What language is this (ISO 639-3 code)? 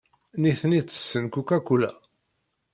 kab